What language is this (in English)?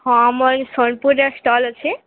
Odia